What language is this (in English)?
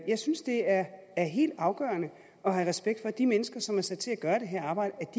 Danish